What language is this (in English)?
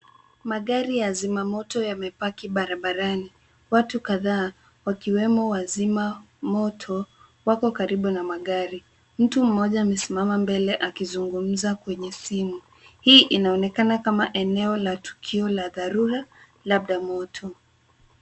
Swahili